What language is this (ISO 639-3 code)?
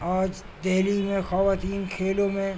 urd